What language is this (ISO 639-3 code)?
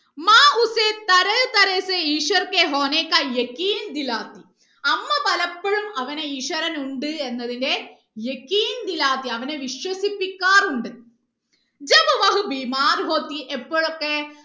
mal